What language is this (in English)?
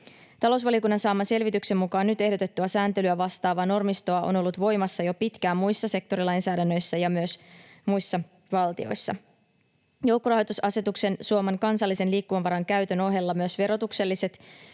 Finnish